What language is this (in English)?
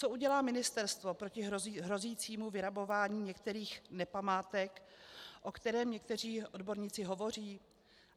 Czech